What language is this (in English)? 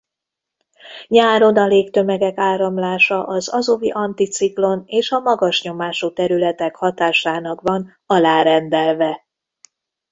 Hungarian